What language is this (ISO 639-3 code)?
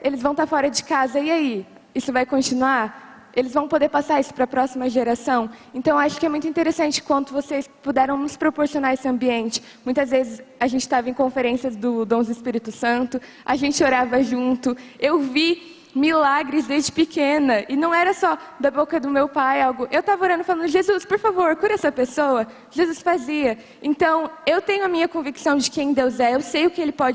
por